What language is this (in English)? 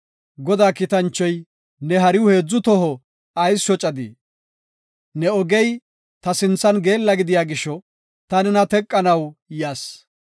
Gofa